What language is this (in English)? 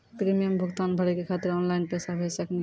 Maithili